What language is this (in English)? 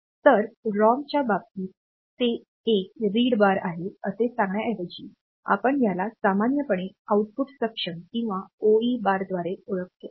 Marathi